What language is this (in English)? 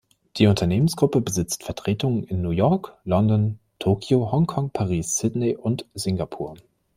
German